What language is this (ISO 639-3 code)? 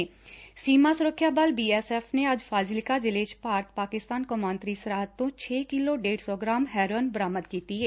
pan